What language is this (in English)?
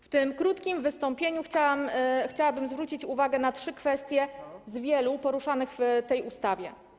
Polish